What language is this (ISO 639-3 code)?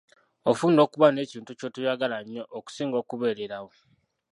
lug